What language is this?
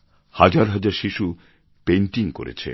Bangla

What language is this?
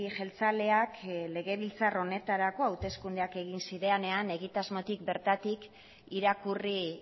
Basque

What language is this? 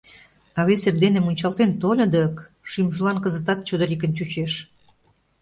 Mari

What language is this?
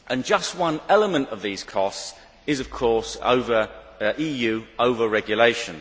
English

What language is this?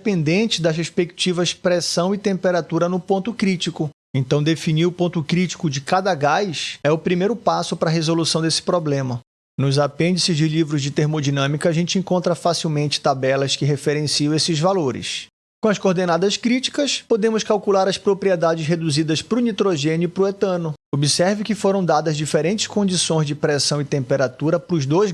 Portuguese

